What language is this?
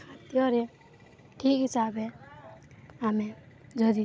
Odia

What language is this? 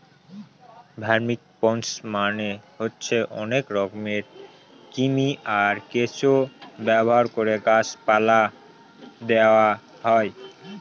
Bangla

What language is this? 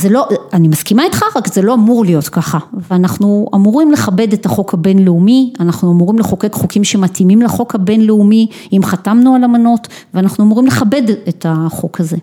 Hebrew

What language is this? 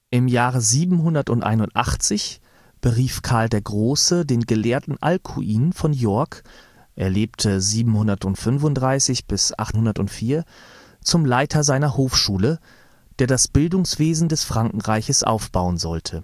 German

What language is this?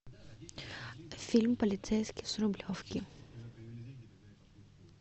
Russian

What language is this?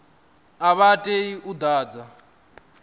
Venda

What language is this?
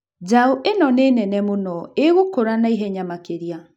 Kikuyu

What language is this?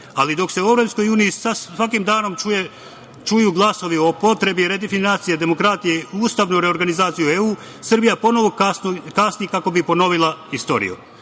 Serbian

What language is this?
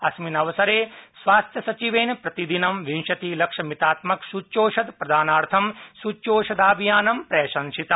Sanskrit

